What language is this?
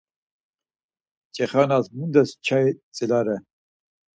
Laz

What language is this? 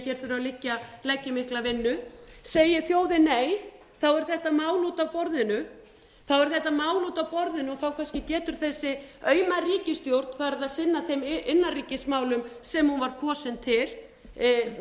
Icelandic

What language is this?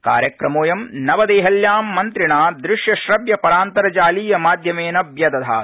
Sanskrit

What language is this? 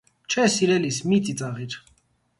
Armenian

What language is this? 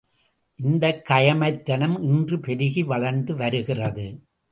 Tamil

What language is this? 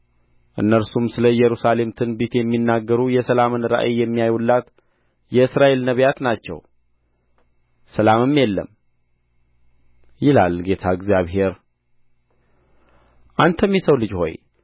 Amharic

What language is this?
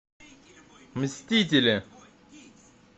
Russian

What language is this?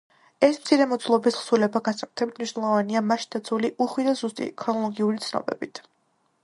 Georgian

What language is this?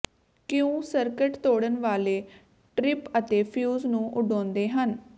Punjabi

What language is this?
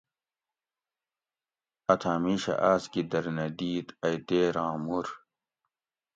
Gawri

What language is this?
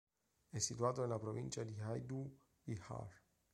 Italian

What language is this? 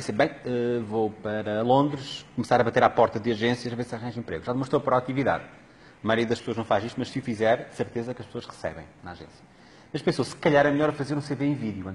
Portuguese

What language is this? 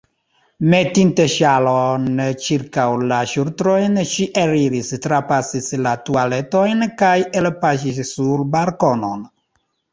Esperanto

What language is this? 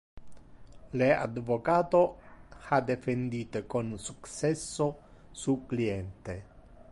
Interlingua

